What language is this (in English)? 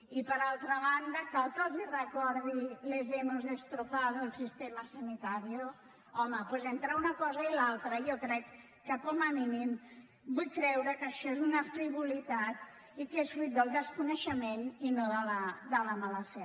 Catalan